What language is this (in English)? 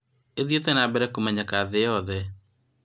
Kikuyu